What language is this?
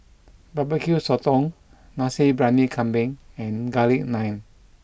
English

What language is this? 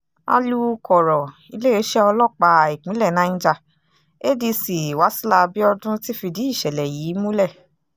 Yoruba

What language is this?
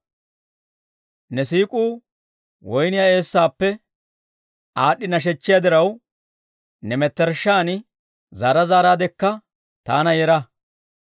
Dawro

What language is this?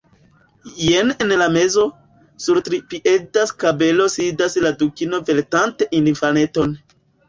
Esperanto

